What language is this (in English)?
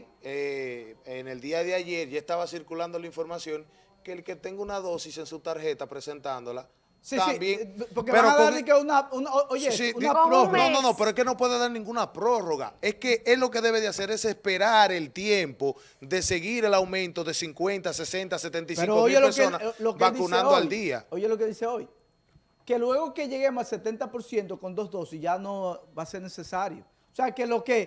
Spanish